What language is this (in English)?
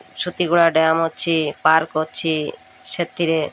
Odia